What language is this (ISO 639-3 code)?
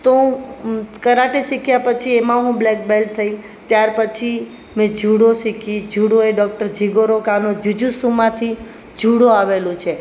guj